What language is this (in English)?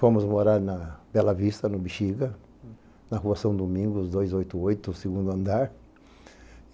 Portuguese